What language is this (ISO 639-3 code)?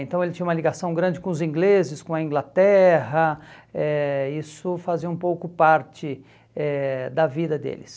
por